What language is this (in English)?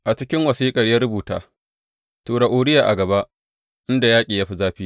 Hausa